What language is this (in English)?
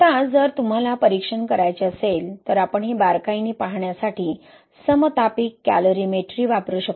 Marathi